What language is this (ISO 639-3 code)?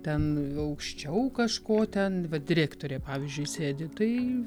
lit